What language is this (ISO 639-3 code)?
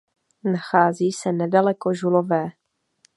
ces